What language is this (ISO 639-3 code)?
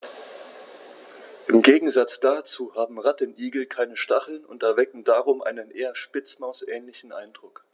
deu